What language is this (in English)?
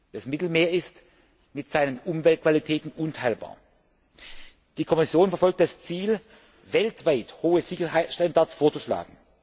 German